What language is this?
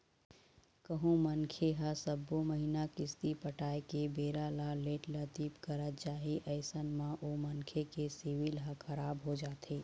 Chhattisgarhi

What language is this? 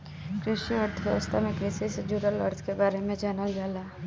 Bhojpuri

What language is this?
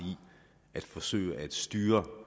Danish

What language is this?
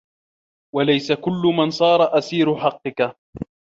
Arabic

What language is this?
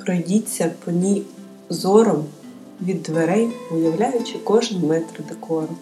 Ukrainian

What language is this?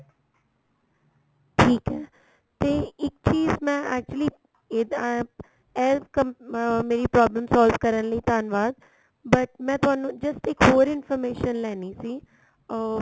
Punjabi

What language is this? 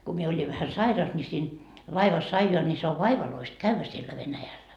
Finnish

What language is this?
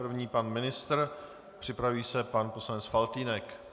Czech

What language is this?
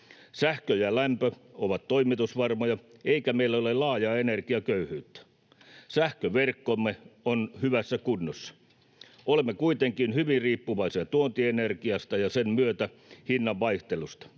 Finnish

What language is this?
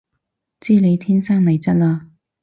Cantonese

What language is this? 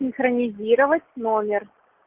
Russian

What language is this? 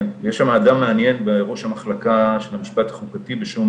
Hebrew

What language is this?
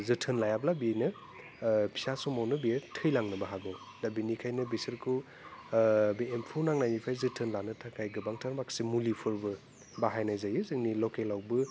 Bodo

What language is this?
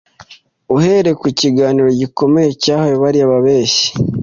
Kinyarwanda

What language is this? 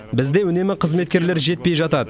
Kazakh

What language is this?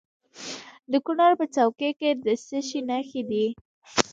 Pashto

